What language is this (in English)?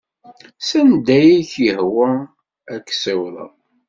Kabyle